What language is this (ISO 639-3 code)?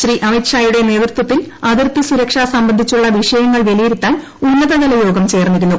mal